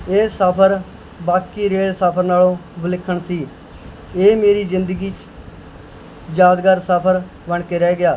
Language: Punjabi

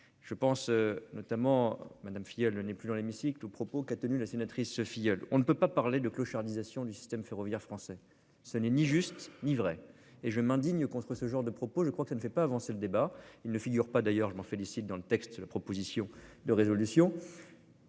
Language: French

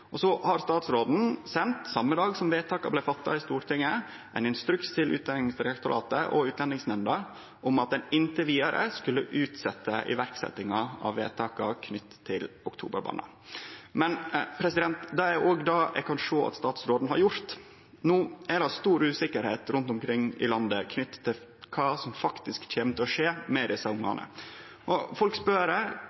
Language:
Norwegian Nynorsk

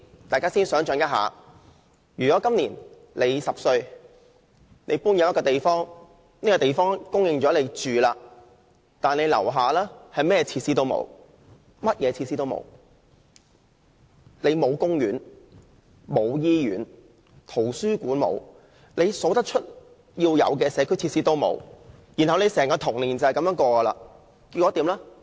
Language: Cantonese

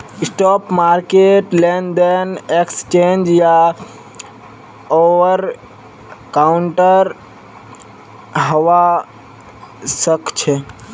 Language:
Magahi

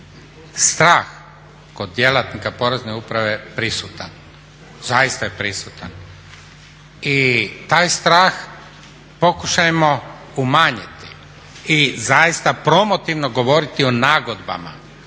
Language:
Croatian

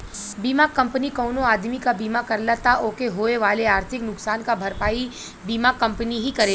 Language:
Bhojpuri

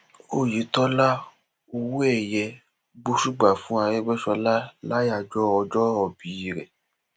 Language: Yoruba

